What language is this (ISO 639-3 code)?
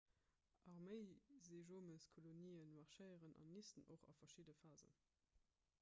ltz